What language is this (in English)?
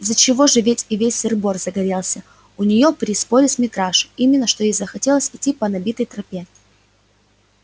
Russian